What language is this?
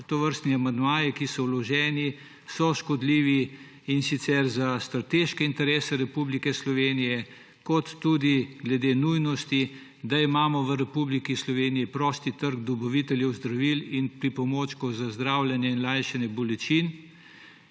Slovenian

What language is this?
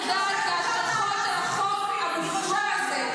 Hebrew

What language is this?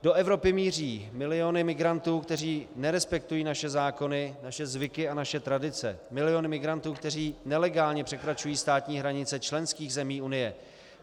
Czech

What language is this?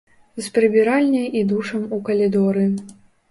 Belarusian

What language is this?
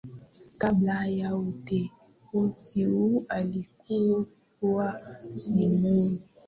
Swahili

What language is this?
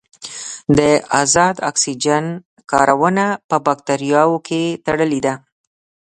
Pashto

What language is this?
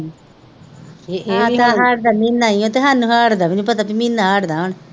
Punjabi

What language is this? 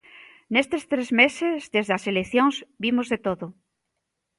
Galician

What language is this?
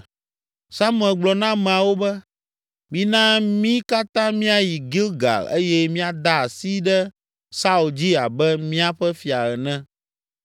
Ewe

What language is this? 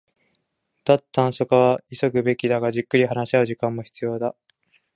Japanese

